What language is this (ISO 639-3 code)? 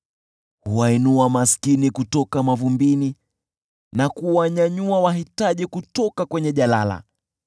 swa